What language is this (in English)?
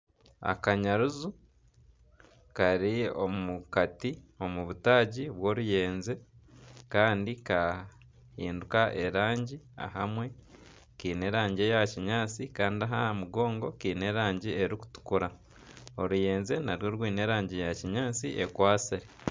Nyankole